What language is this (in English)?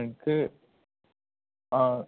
Malayalam